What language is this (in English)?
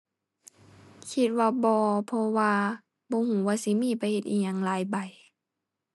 Thai